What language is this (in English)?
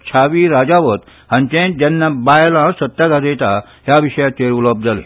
Konkani